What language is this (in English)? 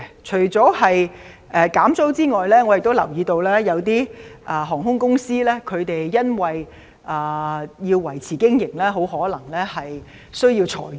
Cantonese